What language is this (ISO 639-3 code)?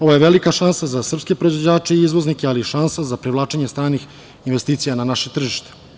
srp